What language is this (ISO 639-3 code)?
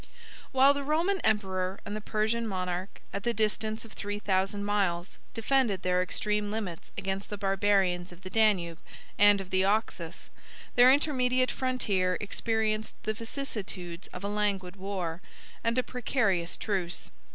eng